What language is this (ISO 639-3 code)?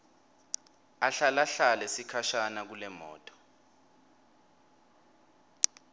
ssw